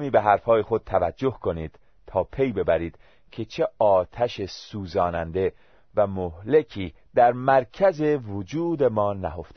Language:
Persian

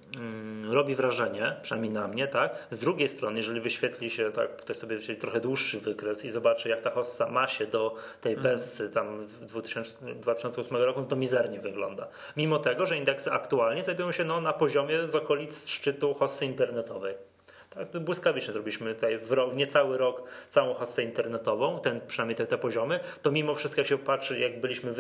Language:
Polish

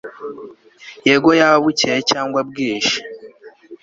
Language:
Kinyarwanda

